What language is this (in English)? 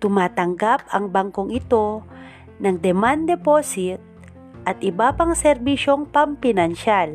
Filipino